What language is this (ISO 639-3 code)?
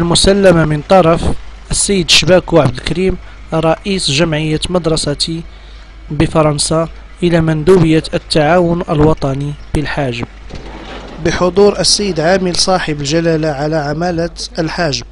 ara